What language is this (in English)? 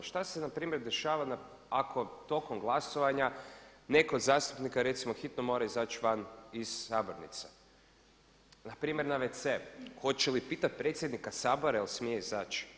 Croatian